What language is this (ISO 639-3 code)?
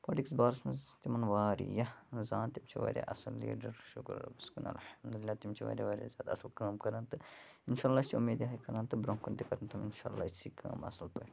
kas